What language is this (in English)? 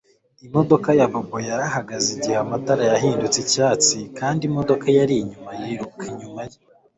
Kinyarwanda